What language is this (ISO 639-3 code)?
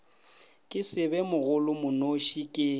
nso